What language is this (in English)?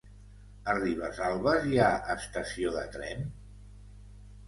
Catalan